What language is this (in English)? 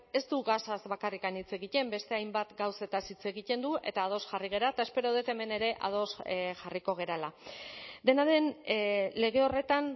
Basque